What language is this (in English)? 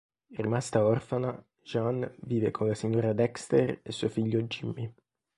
Italian